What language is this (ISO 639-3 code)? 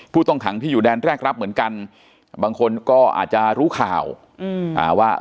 tha